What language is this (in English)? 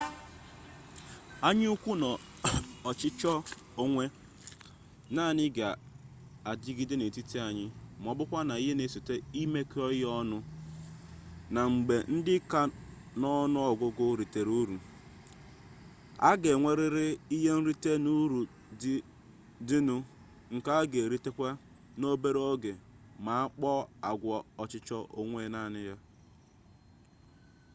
Igbo